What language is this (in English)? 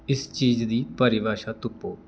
Dogri